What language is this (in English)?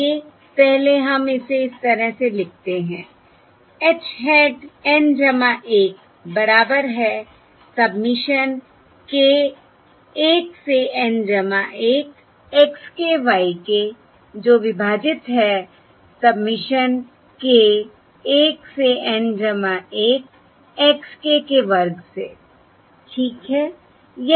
Hindi